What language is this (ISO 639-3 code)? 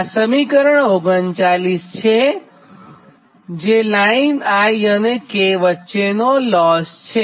guj